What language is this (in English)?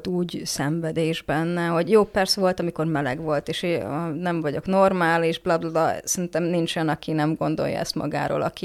Hungarian